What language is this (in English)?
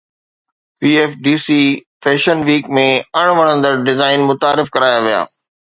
Sindhi